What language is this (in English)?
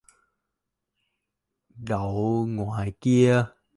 Vietnamese